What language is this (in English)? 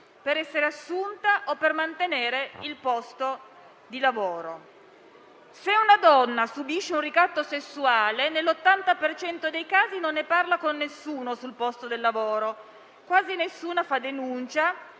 Italian